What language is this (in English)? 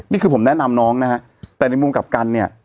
Thai